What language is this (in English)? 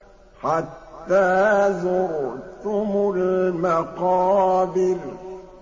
Arabic